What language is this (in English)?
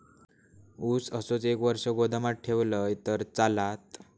Marathi